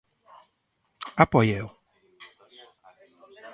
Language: Galician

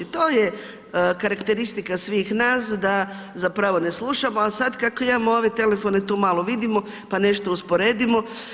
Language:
Croatian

